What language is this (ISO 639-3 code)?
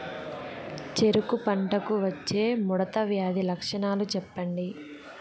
tel